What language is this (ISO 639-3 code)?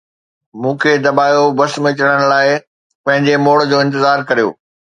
snd